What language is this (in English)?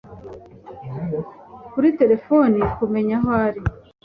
Kinyarwanda